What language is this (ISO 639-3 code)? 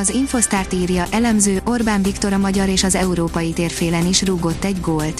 hun